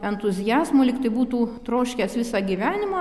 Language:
Lithuanian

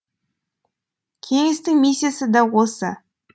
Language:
Kazakh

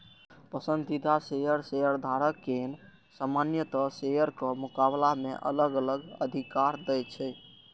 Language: Maithili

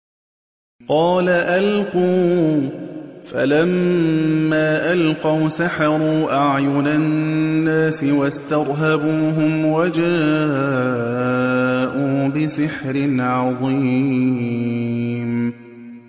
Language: Arabic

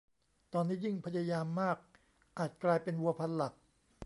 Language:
Thai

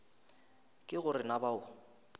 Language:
Northern Sotho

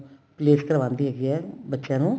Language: Punjabi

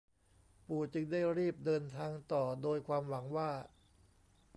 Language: Thai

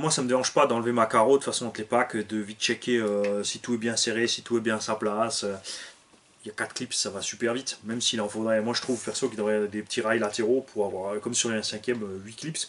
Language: French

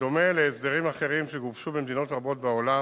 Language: Hebrew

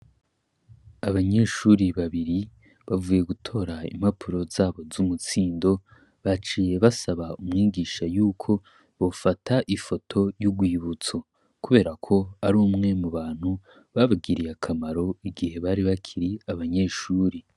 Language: Rundi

